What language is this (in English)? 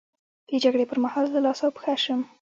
Pashto